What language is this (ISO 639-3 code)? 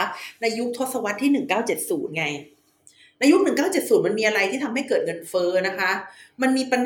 tha